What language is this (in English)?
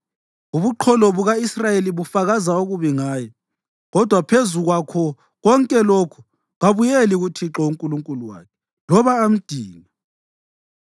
North Ndebele